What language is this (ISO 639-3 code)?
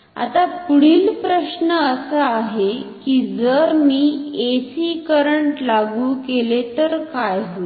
mar